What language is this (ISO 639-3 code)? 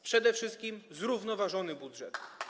pol